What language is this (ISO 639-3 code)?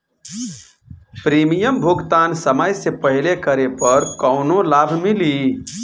bho